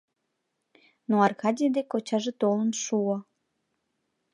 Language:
Mari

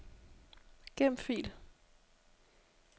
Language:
Danish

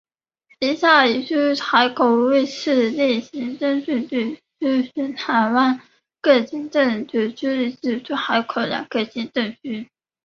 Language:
Chinese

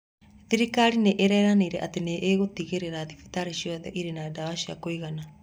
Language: Kikuyu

